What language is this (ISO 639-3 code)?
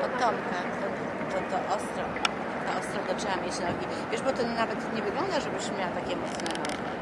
pol